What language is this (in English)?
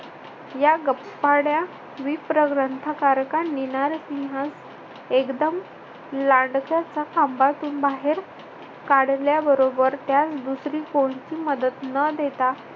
Marathi